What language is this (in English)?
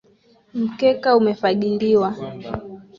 Swahili